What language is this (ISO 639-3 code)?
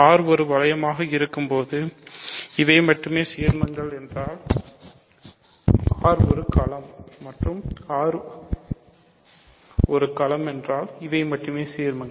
tam